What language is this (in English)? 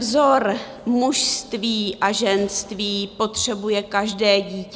Czech